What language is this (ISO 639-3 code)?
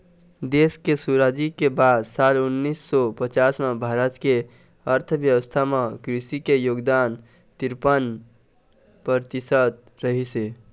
hne